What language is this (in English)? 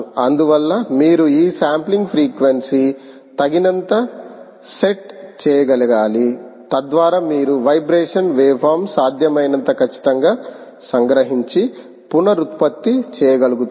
Telugu